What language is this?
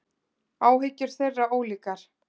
Icelandic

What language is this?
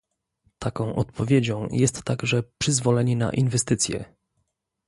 Polish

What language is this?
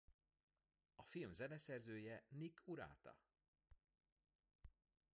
Hungarian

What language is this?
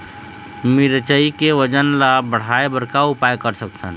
Chhattisgarhi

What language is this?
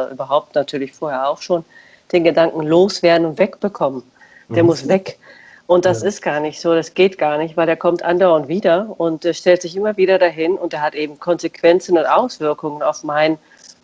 German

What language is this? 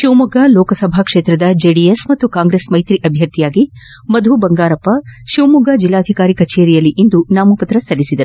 Kannada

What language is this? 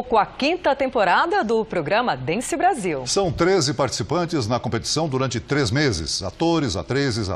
Portuguese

